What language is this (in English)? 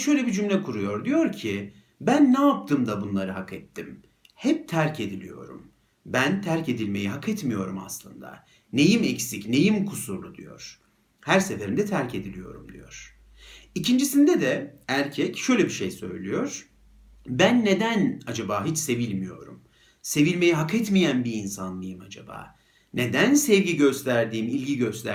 Turkish